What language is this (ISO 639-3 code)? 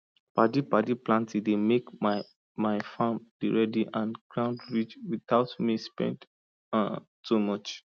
pcm